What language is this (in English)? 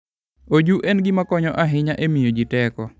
Luo (Kenya and Tanzania)